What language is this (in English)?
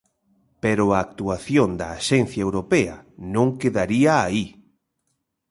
Galician